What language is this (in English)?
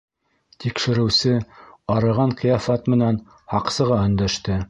Bashkir